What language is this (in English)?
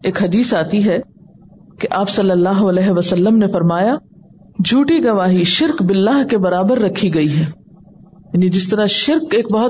Urdu